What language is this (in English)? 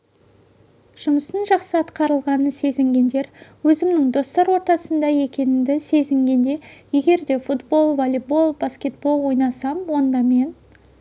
Kazakh